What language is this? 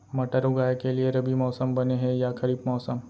Chhattisgarhi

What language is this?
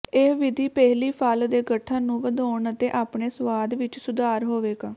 Punjabi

